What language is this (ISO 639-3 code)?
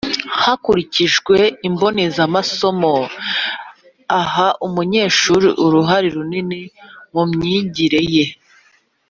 kin